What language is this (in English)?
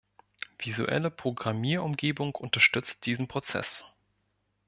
German